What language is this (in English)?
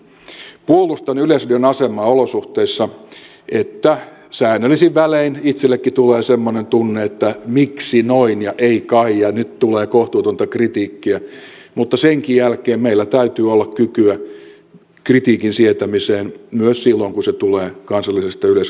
Finnish